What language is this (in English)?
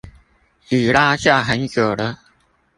Chinese